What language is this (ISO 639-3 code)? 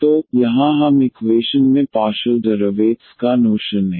hin